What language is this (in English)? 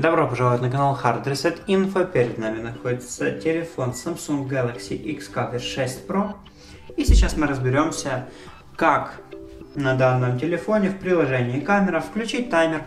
Russian